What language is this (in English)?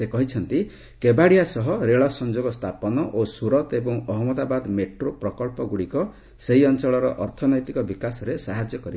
Odia